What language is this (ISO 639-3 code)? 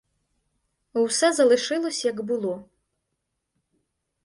ukr